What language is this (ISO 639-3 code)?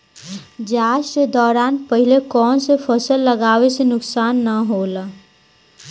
bho